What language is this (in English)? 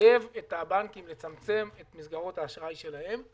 Hebrew